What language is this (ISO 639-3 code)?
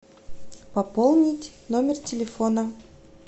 rus